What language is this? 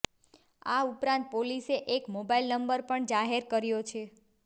Gujarati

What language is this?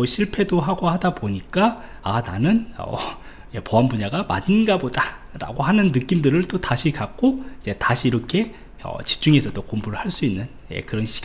Korean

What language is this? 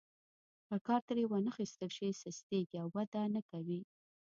Pashto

